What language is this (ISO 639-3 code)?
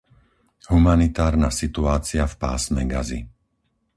slk